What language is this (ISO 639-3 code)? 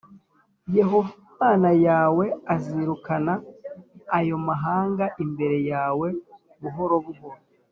kin